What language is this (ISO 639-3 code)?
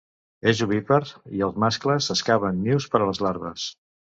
cat